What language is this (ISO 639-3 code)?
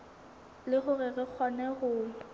sot